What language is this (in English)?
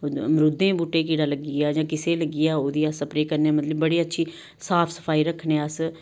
Dogri